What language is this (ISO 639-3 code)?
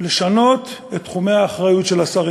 heb